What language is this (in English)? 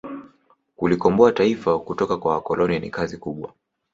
Swahili